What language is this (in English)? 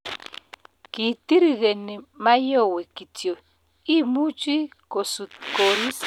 Kalenjin